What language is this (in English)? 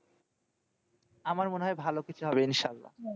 Bangla